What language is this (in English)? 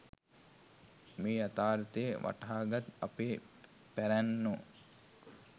Sinhala